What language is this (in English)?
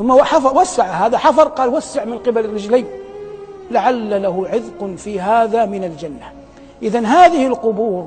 Arabic